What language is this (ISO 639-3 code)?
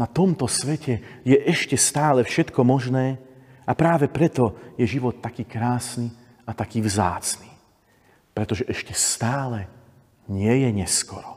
slk